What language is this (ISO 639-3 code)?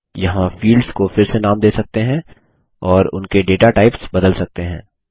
hin